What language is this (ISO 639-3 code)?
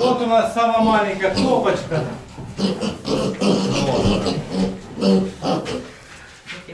rus